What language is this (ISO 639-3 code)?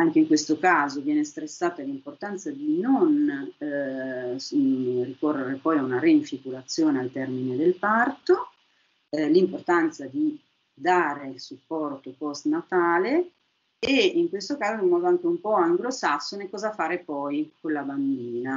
ita